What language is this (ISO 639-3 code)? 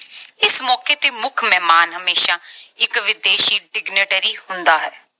pan